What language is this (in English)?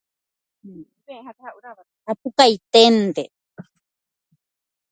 Guarani